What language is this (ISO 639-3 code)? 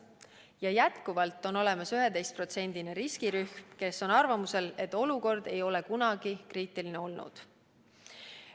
est